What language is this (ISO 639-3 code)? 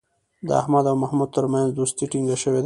pus